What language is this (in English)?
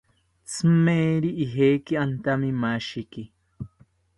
South Ucayali Ashéninka